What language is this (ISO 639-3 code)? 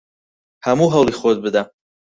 ckb